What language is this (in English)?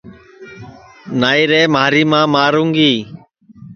Sansi